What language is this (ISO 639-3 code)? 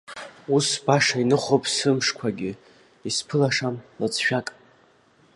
abk